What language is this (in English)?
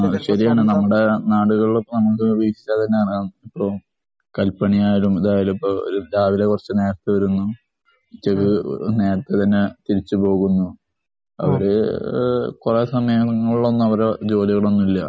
Malayalam